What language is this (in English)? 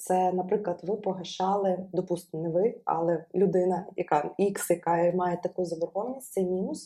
Ukrainian